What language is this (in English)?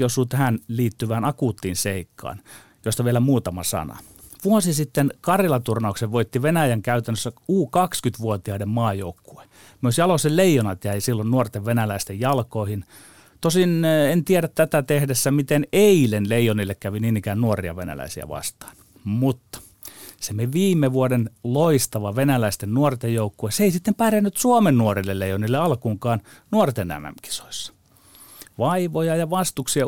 Finnish